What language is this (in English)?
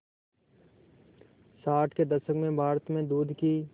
Hindi